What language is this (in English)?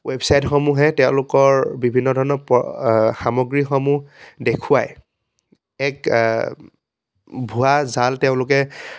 Assamese